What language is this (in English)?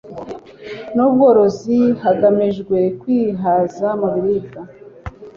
Kinyarwanda